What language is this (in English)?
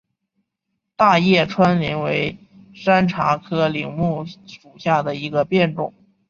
Chinese